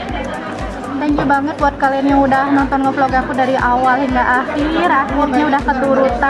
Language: Indonesian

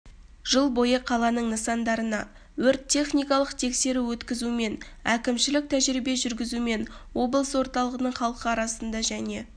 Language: Kazakh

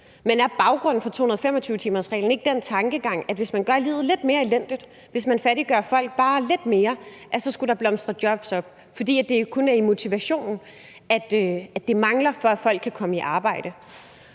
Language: Danish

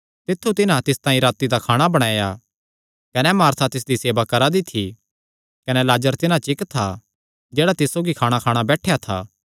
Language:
Kangri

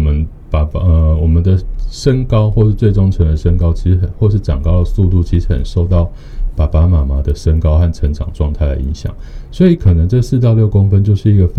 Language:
Chinese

